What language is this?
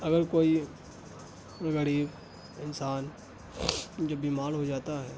Urdu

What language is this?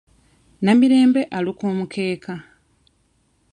Ganda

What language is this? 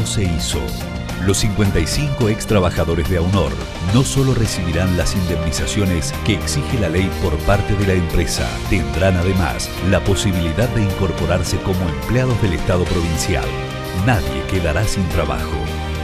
Spanish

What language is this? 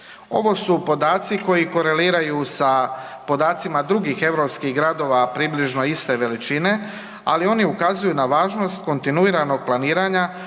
Croatian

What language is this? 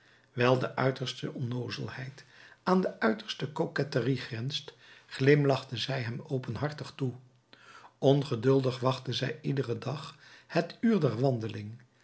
Dutch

